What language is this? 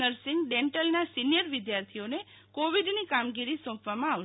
Gujarati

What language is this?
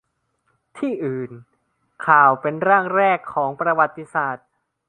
Thai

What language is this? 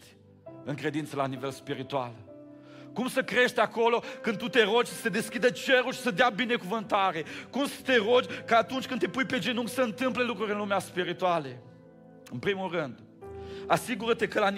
Romanian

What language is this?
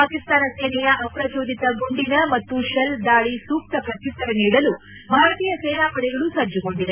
Kannada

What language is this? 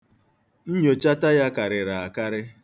Igbo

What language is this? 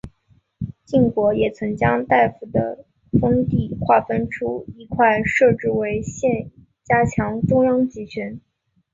Chinese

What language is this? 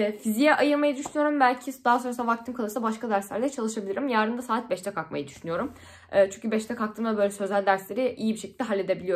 Turkish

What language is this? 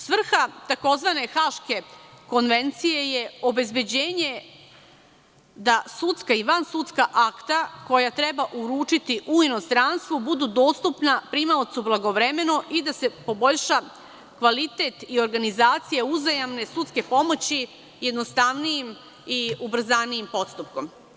Serbian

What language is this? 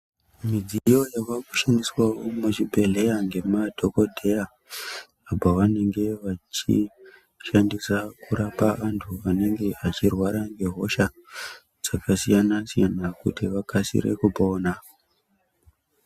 Ndau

